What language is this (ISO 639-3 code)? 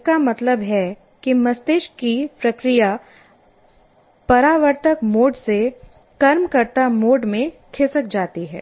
hin